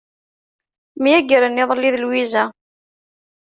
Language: Kabyle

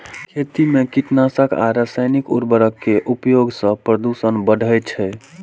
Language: Maithili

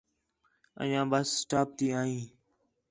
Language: Khetrani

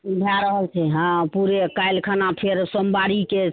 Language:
Maithili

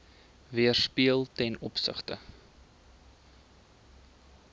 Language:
Afrikaans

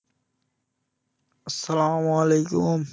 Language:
Bangla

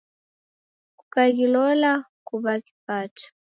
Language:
Taita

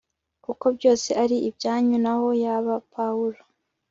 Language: Kinyarwanda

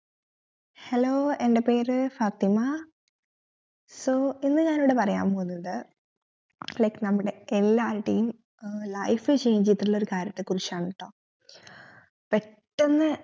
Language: Malayalam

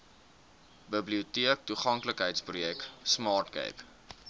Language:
Afrikaans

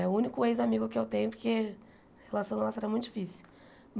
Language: Portuguese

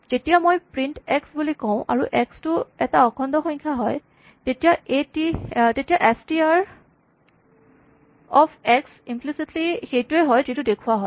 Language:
Assamese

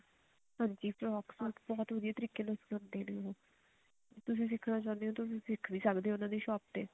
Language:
Punjabi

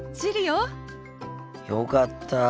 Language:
Japanese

